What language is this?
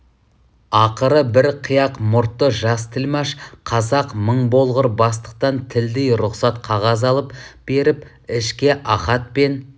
Kazakh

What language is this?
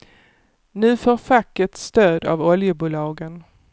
Swedish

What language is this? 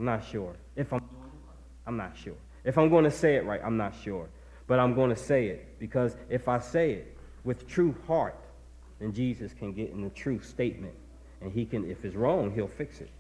English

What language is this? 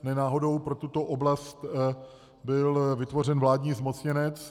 Czech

